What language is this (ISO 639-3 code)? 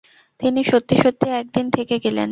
ben